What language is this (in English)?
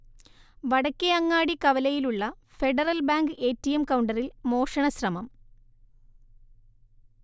Malayalam